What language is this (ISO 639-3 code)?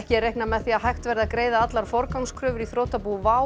isl